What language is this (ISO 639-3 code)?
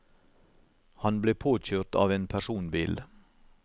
nor